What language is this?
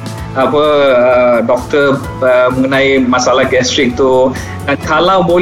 Malay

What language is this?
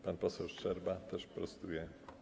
Polish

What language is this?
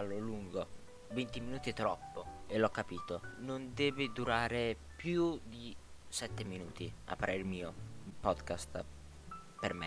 Italian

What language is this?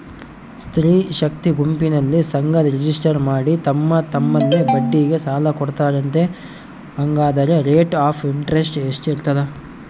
Kannada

